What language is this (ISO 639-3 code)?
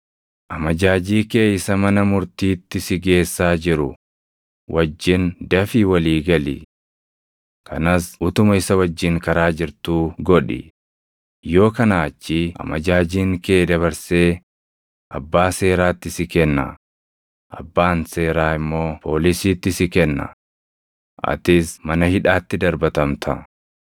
orm